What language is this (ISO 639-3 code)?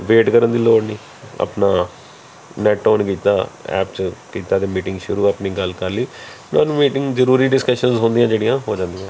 pan